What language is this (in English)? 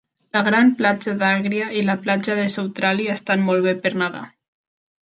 Catalan